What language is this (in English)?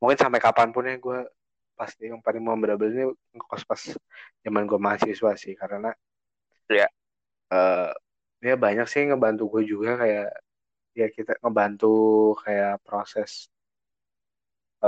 Indonesian